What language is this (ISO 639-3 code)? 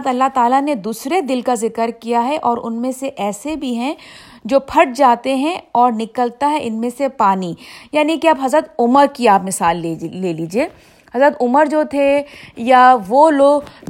urd